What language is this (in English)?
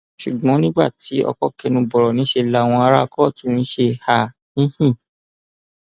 Yoruba